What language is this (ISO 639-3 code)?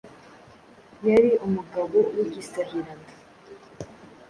kin